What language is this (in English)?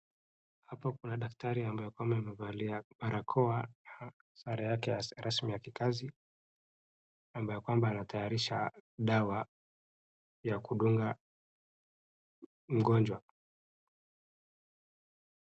Swahili